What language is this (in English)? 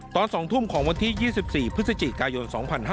Thai